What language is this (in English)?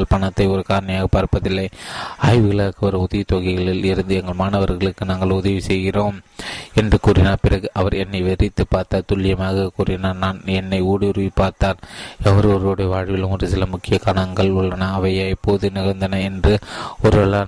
Tamil